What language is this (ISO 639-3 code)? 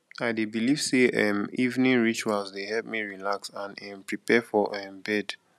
pcm